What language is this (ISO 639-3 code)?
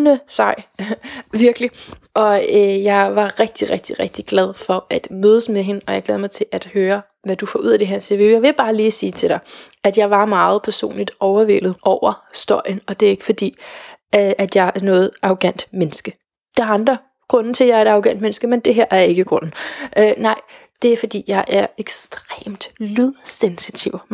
dan